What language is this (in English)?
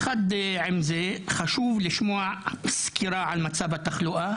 Hebrew